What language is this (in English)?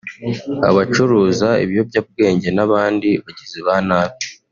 Kinyarwanda